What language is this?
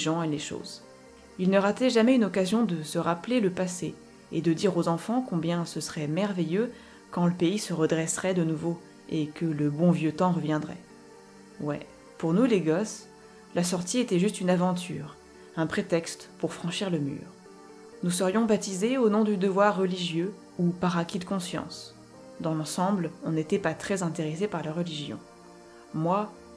French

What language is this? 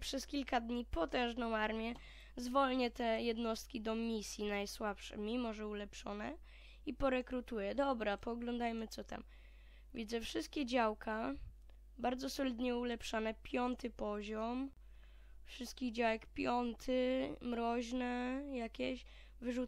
Polish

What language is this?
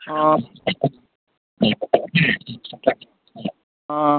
Manipuri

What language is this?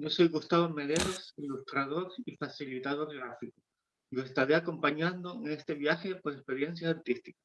Spanish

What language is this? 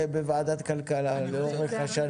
Hebrew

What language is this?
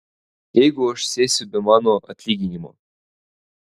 Lithuanian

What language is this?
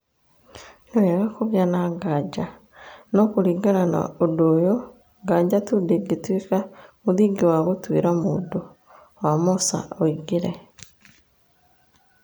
Kikuyu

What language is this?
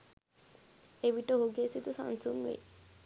Sinhala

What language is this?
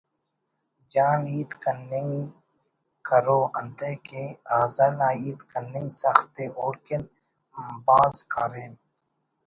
Brahui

